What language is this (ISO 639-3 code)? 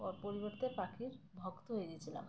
ben